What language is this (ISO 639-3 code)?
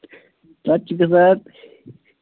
kas